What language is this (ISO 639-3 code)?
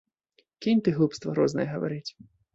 bel